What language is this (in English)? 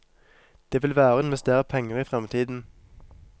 Norwegian